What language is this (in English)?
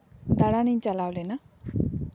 Santali